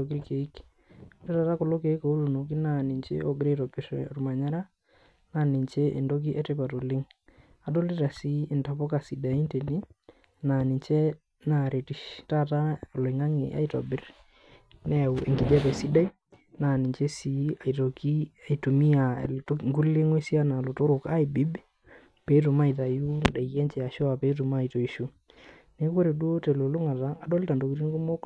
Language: Masai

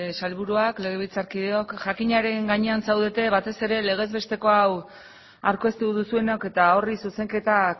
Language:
Basque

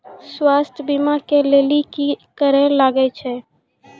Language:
Maithili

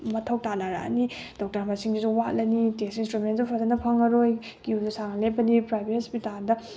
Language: Manipuri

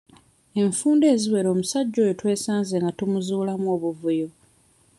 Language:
Ganda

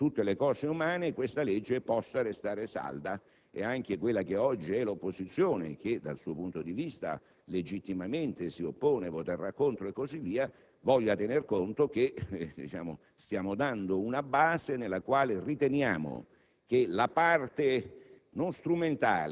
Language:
Italian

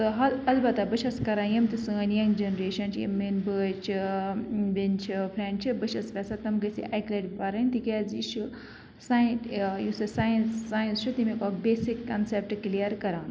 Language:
Kashmiri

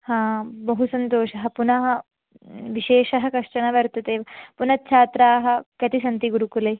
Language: Sanskrit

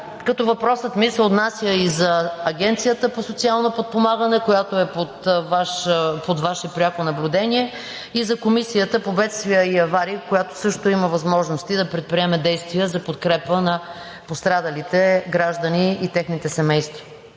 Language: Bulgarian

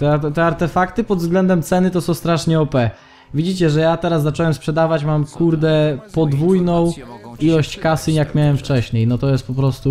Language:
Polish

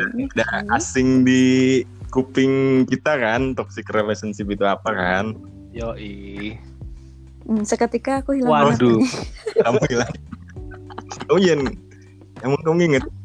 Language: Indonesian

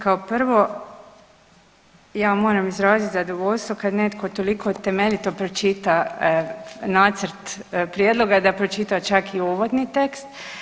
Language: Croatian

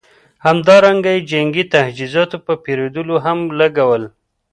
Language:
Pashto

